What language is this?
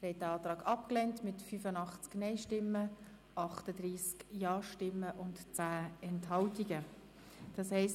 Swiss German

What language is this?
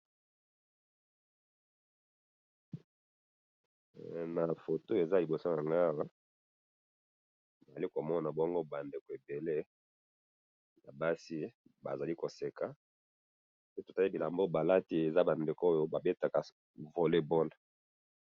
Lingala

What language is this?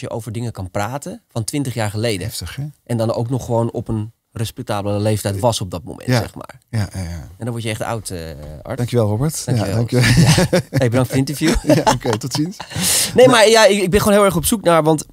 Dutch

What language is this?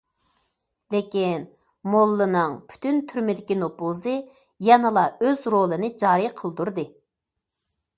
Uyghur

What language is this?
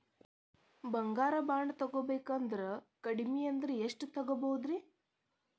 Kannada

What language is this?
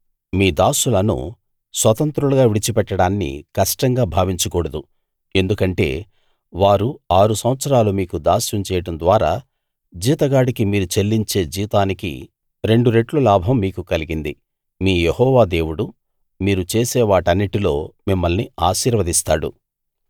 Telugu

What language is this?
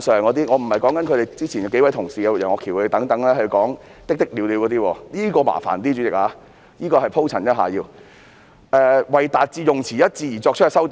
Cantonese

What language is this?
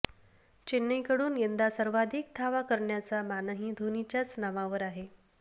Marathi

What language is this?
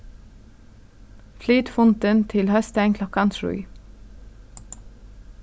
Faroese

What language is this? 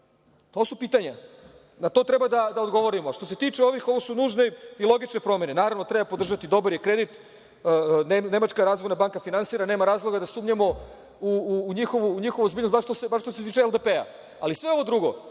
Serbian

